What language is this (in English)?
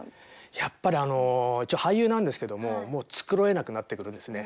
Japanese